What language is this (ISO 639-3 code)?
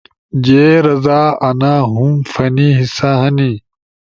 ush